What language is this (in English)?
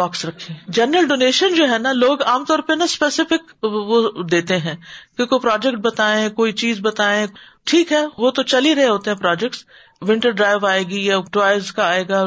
Urdu